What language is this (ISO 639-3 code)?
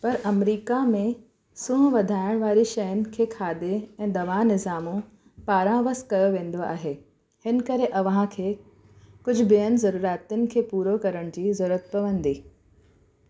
snd